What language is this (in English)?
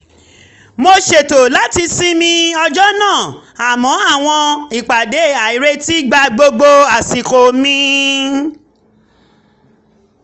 Yoruba